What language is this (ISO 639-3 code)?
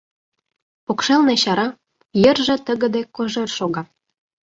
chm